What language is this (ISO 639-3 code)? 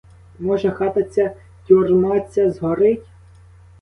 ukr